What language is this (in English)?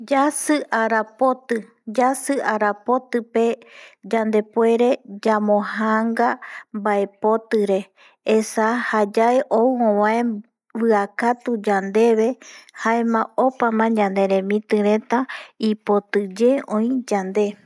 Eastern Bolivian Guaraní